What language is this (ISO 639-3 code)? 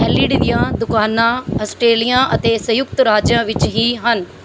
pan